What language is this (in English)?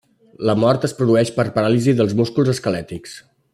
Catalan